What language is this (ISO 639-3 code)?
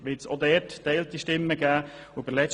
gsw